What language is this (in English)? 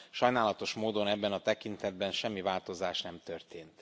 Hungarian